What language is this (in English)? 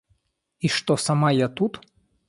Russian